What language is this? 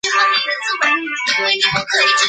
Chinese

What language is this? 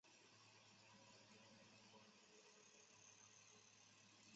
Chinese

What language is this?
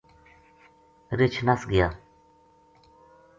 Gujari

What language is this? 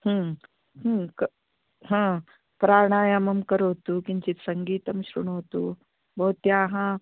Sanskrit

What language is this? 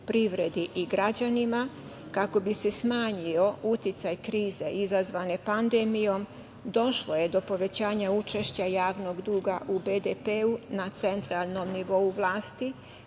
Serbian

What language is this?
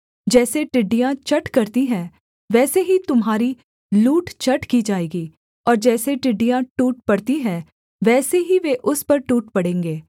Hindi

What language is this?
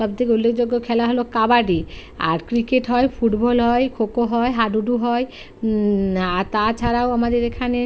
Bangla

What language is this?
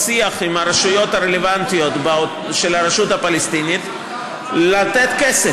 Hebrew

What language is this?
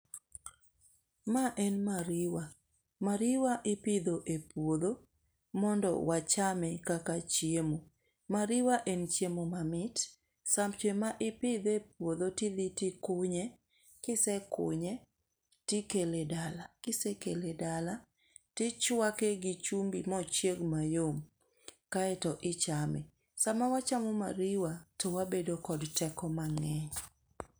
Luo (Kenya and Tanzania)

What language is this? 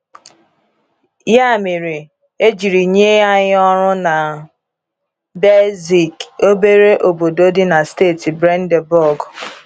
Igbo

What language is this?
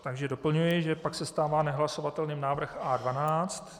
Czech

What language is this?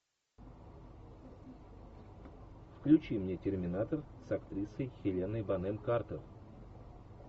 Russian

